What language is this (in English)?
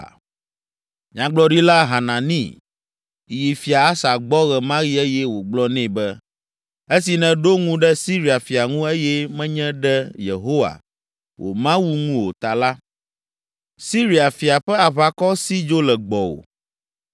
Ewe